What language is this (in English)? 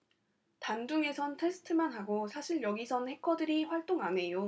Korean